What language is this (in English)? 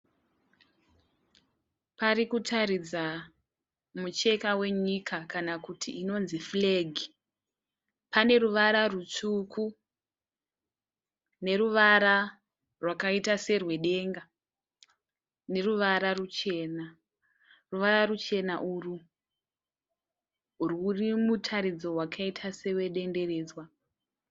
Shona